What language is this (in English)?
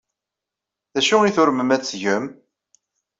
Kabyle